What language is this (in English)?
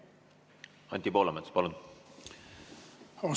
Estonian